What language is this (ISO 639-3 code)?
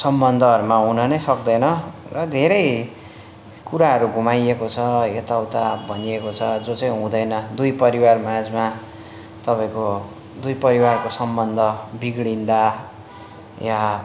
nep